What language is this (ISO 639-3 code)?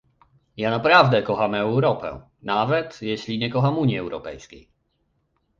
pol